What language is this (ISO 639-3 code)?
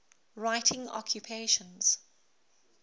eng